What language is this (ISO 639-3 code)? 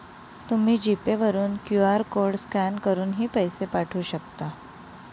mar